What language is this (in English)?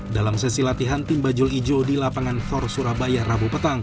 Indonesian